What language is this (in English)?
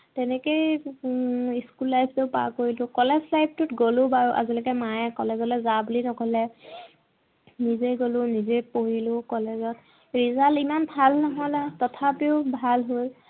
Assamese